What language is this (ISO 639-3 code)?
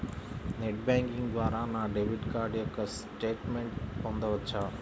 tel